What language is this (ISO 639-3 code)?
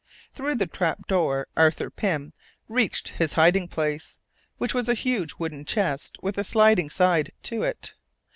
eng